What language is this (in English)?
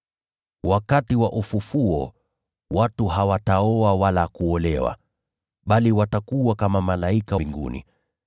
Swahili